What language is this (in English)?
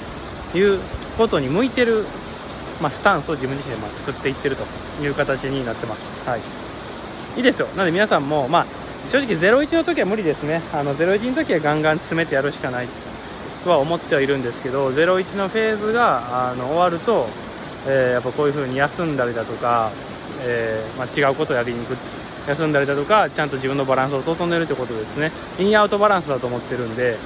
Japanese